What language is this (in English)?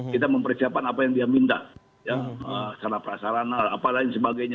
Indonesian